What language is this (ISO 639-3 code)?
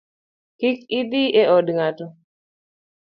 luo